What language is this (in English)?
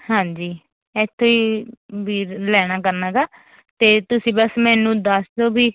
Punjabi